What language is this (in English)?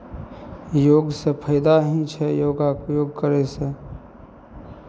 Maithili